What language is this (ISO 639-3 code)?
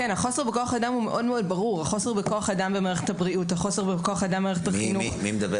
heb